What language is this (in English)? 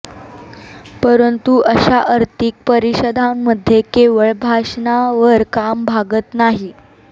Marathi